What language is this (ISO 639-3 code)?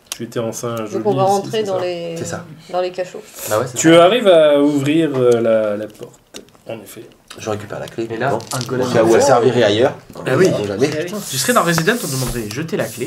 fra